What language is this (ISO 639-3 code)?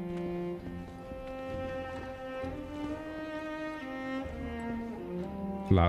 pol